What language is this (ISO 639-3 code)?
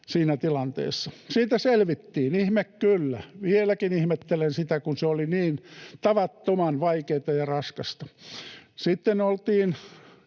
fin